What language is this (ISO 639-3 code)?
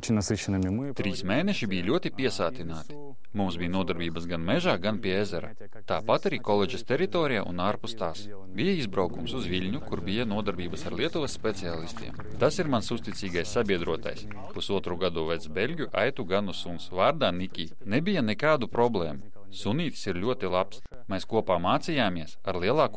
lav